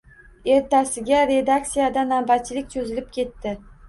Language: Uzbek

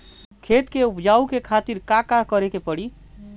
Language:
Bhojpuri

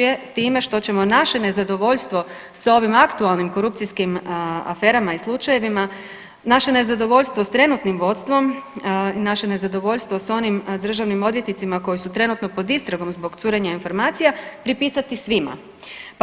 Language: Croatian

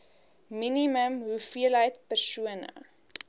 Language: Afrikaans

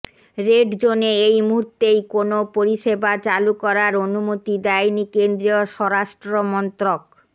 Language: Bangla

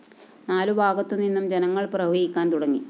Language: Malayalam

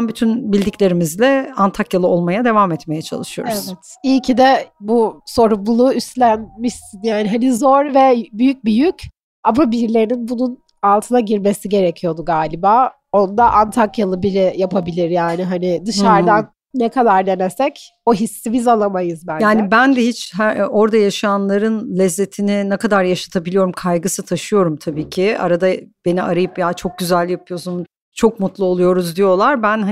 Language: Turkish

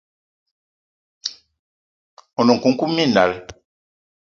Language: Eton (Cameroon)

